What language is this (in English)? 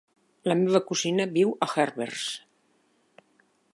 Catalan